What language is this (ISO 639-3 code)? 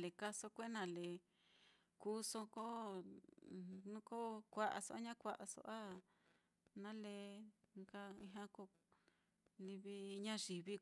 vmm